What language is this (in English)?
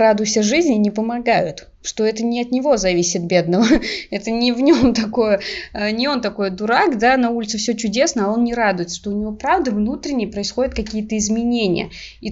Russian